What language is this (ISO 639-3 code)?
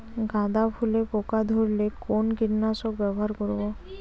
ben